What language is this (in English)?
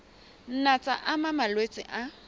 Southern Sotho